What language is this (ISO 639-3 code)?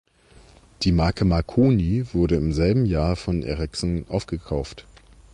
deu